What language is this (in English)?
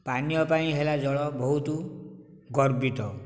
Odia